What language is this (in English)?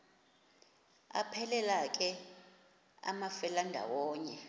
Xhosa